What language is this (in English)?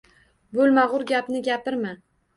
Uzbek